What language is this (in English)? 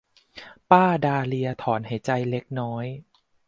Thai